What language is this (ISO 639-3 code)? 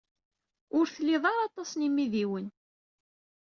kab